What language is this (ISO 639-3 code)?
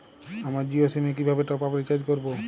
ben